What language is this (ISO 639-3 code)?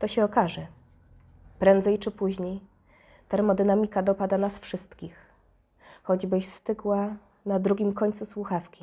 pol